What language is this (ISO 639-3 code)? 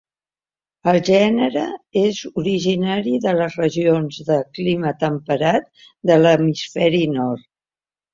cat